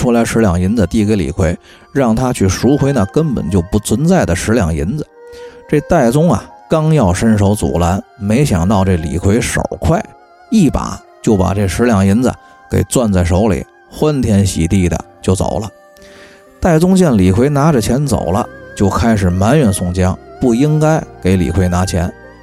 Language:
Chinese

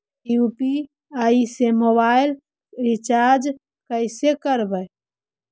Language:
Magahi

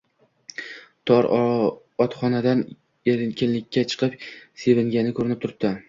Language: Uzbek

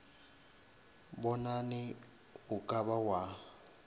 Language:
Northern Sotho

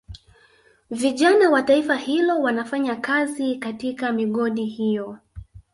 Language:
Swahili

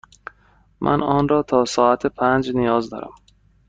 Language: Persian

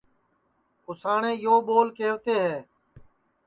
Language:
Sansi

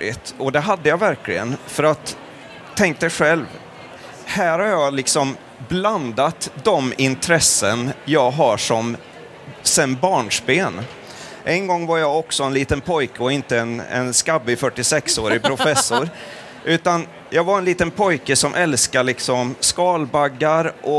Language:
Swedish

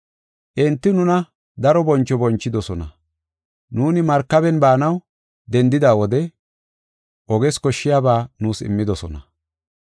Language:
Gofa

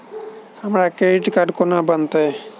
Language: Maithili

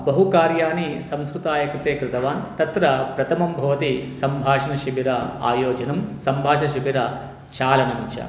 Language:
Sanskrit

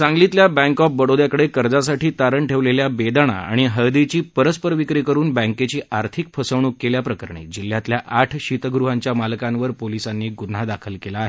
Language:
Marathi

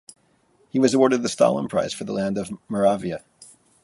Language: English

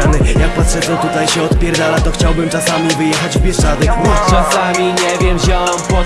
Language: Polish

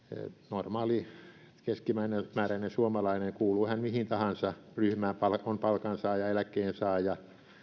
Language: Finnish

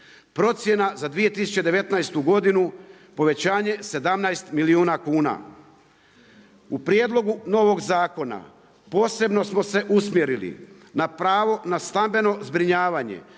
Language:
Croatian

